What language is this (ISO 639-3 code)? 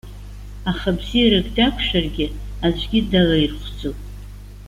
abk